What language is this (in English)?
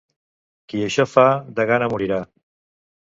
Catalan